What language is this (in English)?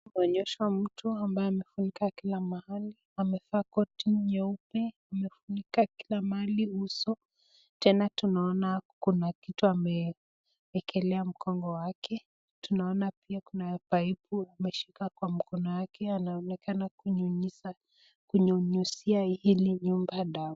Swahili